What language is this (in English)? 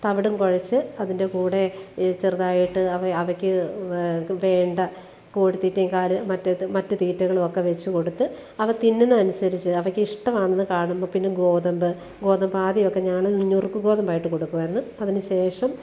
Malayalam